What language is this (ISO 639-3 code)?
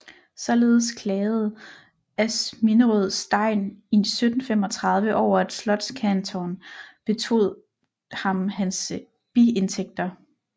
dan